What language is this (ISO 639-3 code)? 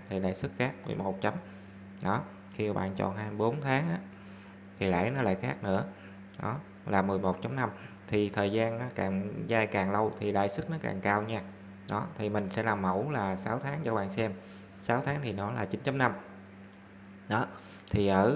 vie